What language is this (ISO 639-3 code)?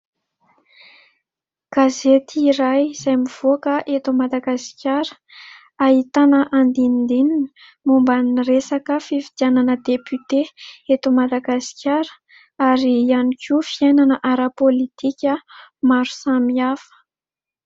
mlg